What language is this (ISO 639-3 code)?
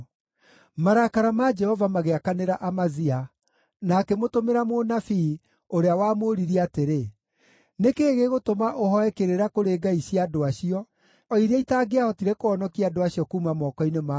kik